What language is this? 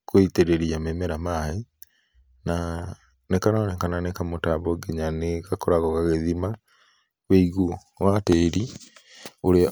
Kikuyu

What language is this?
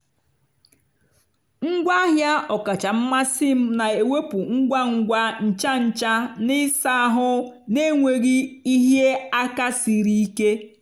Igbo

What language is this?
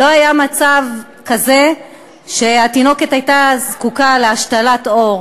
Hebrew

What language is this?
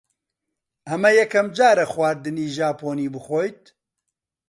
Central Kurdish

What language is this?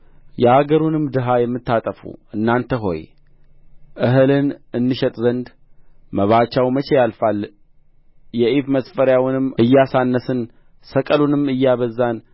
Amharic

